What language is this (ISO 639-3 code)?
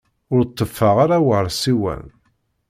kab